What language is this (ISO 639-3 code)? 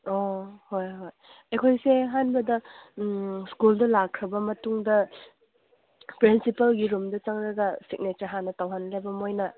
mni